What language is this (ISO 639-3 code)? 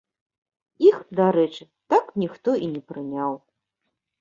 bel